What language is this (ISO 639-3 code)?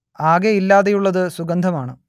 mal